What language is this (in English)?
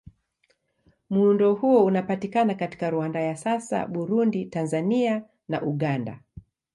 Swahili